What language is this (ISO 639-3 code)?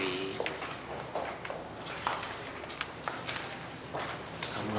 ind